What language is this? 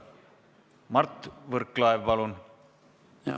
Estonian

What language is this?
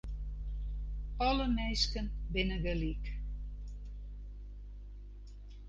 Western Frisian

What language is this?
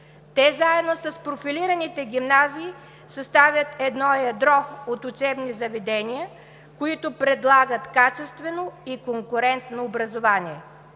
Bulgarian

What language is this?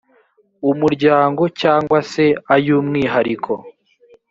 Kinyarwanda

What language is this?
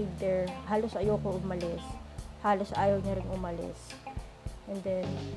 Filipino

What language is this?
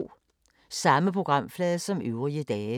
Danish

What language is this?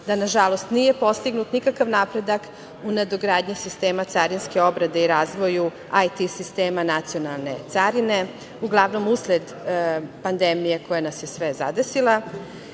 Serbian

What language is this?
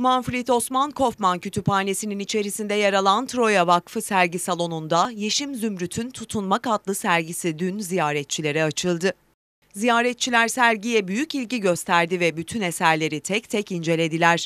Turkish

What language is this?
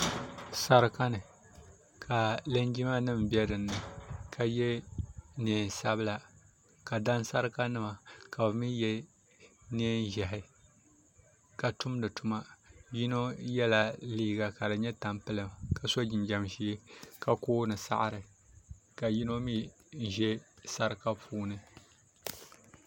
Dagbani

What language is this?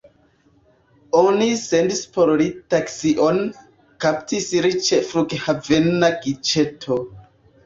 Esperanto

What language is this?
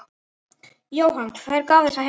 Icelandic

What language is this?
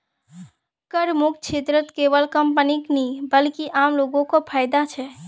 Magahi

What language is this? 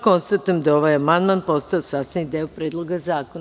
Serbian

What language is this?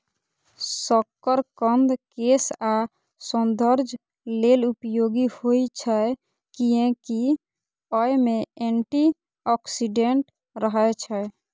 Maithili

